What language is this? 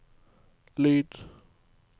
Norwegian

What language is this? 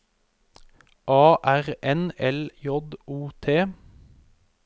Norwegian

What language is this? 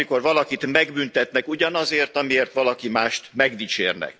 Hungarian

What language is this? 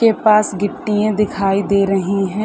Hindi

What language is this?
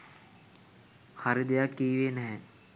Sinhala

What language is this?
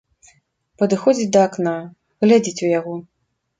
Belarusian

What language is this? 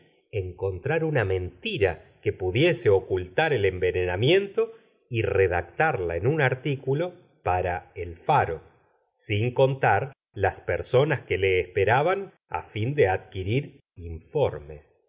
Spanish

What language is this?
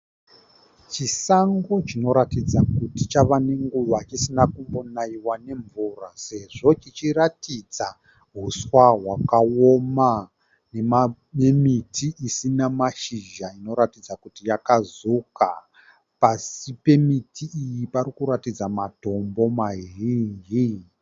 Shona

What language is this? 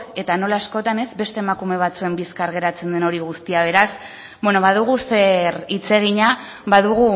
Basque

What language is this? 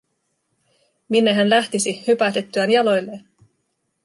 Finnish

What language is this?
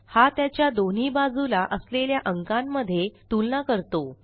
Marathi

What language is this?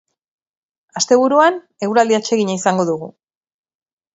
Basque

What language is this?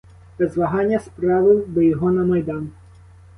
Ukrainian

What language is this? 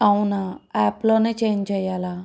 Telugu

